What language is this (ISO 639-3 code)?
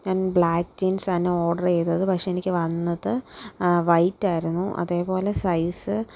mal